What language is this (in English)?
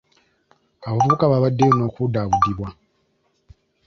Ganda